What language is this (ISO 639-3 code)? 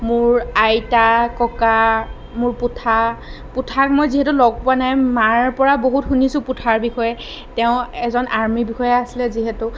asm